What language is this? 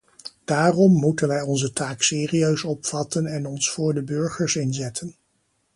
Dutch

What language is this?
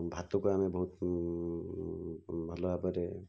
Odia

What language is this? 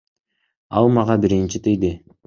Kyrgyz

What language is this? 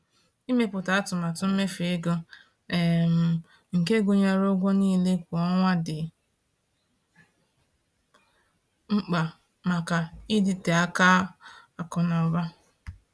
Igbo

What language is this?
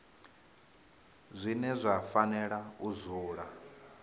Venda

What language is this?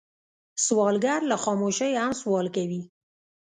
Pashto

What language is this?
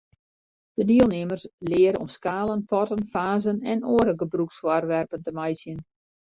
Western Frisian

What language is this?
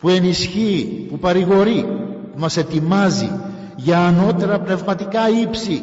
Greek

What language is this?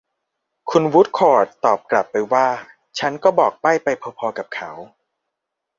Thai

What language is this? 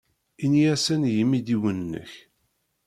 Kabyle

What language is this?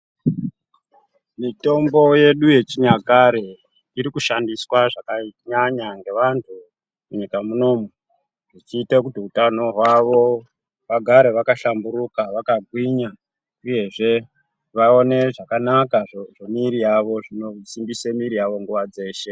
Ndau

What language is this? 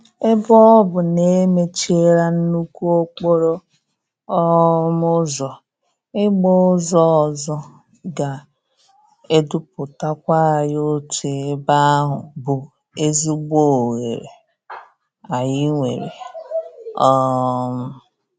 Igbo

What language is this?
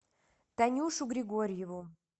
Russian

